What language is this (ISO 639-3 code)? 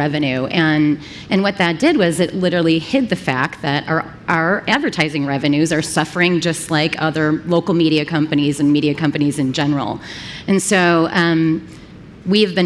eng